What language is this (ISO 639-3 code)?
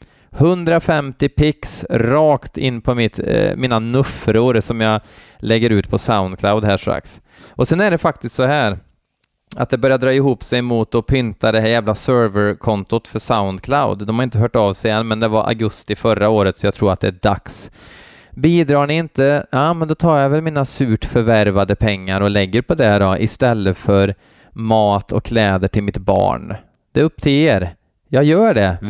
swe